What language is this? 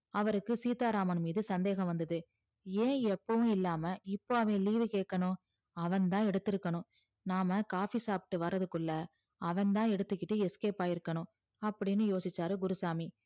Tamil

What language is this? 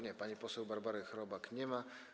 Polish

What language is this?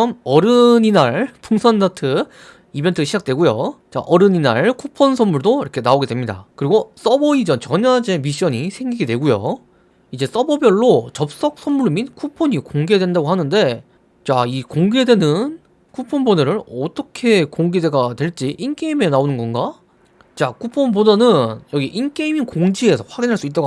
Korean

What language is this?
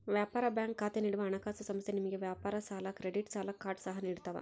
Kannada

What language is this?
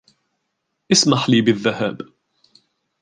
Arabic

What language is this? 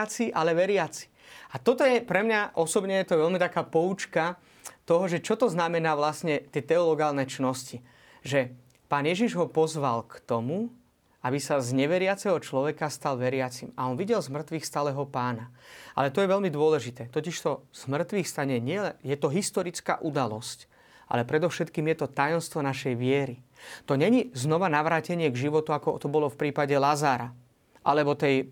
Slovak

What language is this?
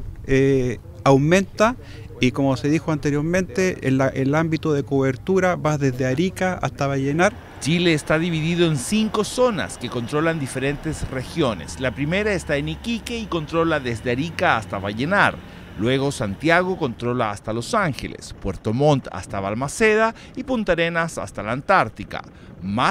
Spanish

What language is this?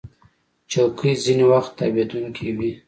Pashto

